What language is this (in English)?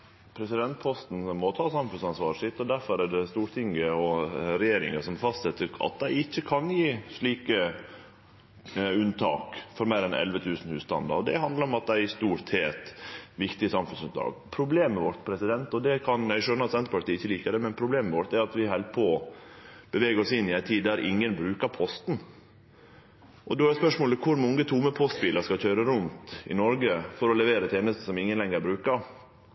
Norwegian Nynorsk